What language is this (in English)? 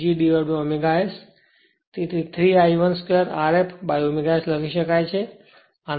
Gujarati